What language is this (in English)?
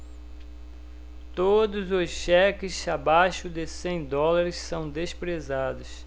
Portuguese